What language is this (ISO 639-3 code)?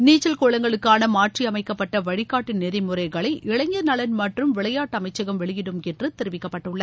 tam